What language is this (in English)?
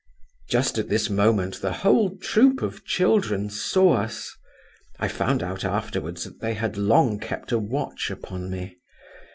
English